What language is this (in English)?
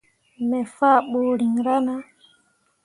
Mundang